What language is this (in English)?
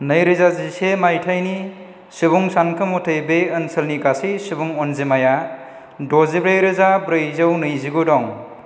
Bodo